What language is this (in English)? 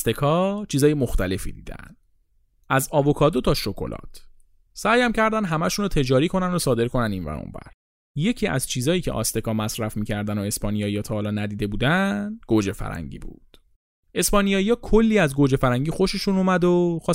Persian